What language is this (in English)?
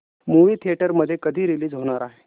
Marathi